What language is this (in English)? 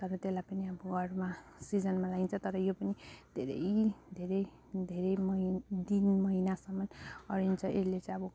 Nepali